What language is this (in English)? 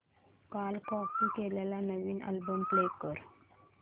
Marathi